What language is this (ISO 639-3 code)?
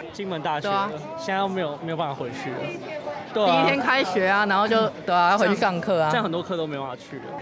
zho